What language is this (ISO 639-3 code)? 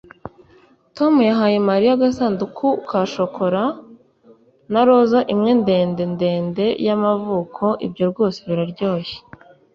kin